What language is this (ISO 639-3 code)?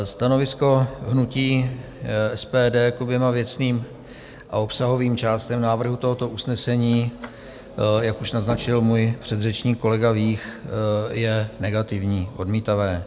ces